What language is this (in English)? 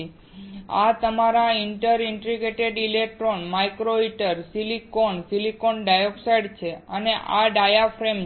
Gujarati